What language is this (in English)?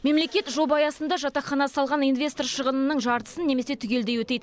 Kazakh